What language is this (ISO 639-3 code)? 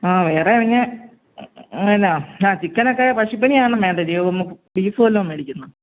mal